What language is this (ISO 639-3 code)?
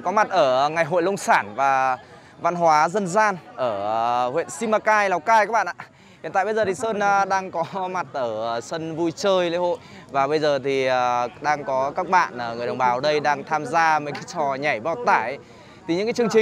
vie